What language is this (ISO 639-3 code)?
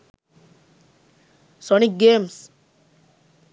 sin